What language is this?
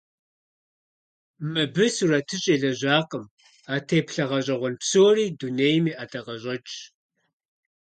Kabardian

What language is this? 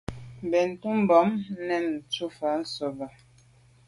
Medumba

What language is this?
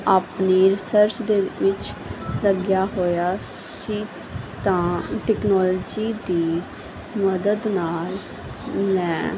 Punjabi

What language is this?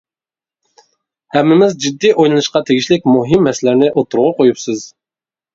Uyghur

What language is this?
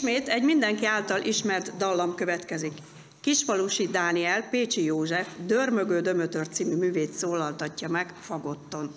Hungarian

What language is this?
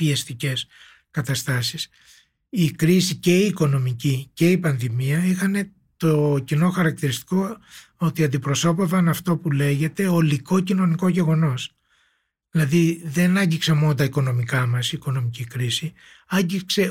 Greek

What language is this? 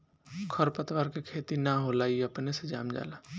Bhojpuri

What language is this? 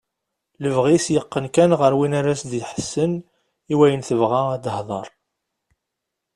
Kabyle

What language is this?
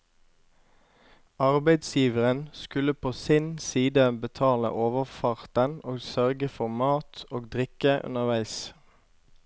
Norwegian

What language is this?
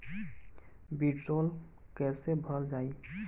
Bhojpuri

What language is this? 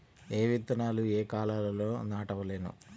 Telugu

